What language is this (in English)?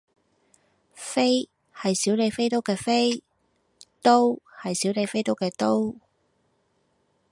Cantonese